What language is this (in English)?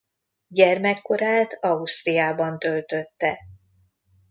Hungarian